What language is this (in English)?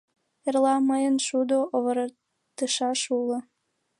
Mari